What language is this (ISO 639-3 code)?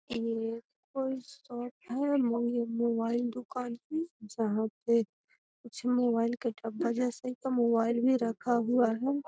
mag